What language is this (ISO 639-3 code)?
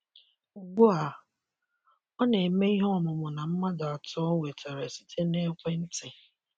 ibo